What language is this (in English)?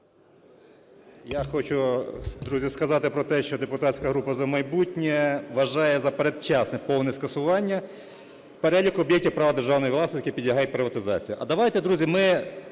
Ukrainian